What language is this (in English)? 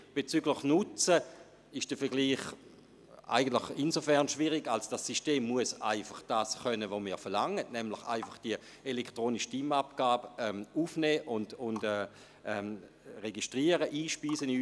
Swiss German